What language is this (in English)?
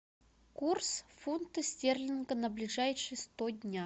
Russian